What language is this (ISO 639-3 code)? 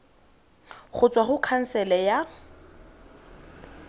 tsn